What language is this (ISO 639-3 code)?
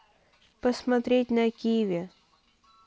rus